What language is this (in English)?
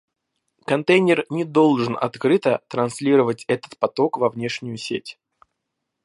Russian